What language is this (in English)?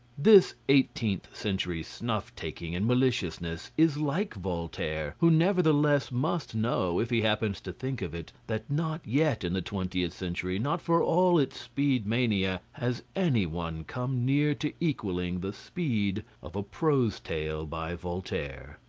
English